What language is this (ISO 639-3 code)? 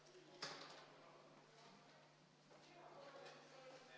est